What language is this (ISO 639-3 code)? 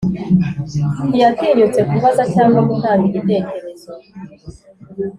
kin